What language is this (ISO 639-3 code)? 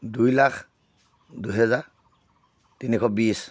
asm